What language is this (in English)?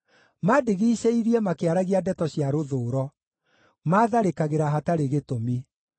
Kikuyu